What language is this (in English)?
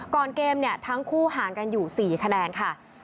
Thai